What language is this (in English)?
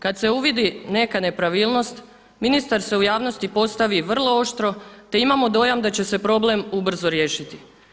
Croatian